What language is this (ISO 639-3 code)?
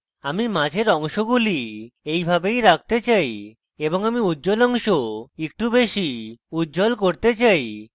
ben